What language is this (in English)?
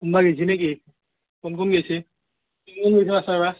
Assamese